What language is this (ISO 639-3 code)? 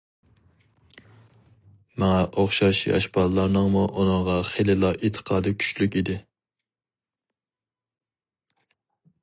uig